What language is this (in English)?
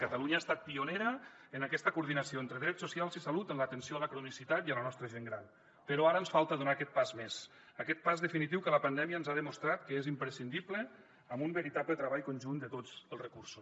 Catalan